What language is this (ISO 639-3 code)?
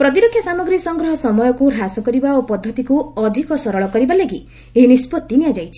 ori